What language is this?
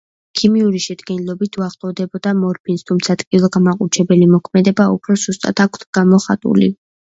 Georgian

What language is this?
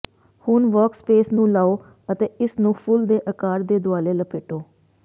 Punjabi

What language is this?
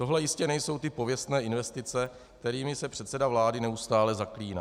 Czech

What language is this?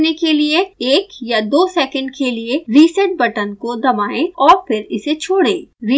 Hindi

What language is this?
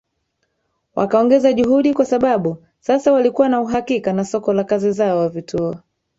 Swahili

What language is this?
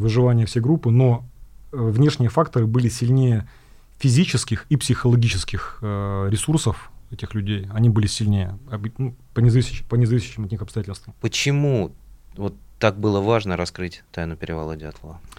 Russian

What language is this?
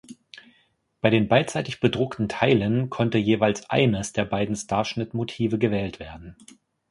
German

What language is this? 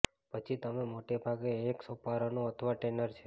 Gujarati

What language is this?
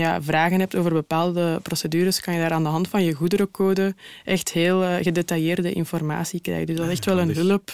Dutch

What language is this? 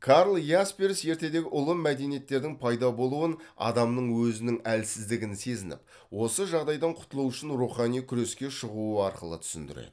Kazakh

